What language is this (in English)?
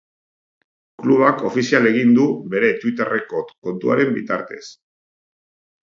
Basque